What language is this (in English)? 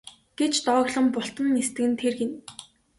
Mongolian